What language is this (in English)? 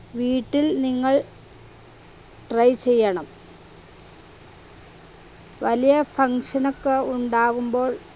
Malayalam